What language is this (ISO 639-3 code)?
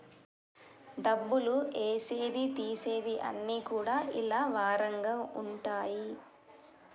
tel